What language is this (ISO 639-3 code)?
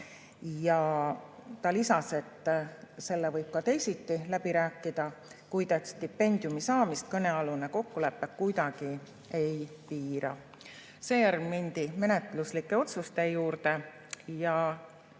est